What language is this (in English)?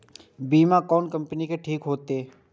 Maithili